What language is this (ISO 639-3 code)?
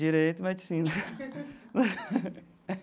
por